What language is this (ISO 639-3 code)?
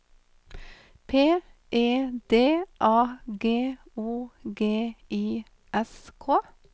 nor